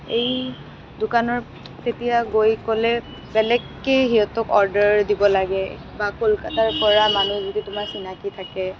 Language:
Assamese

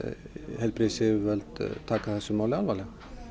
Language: Icelandic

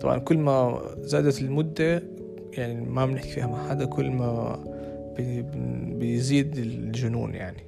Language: Arabic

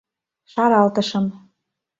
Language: Mari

